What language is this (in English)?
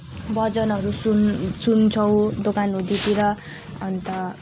Nepali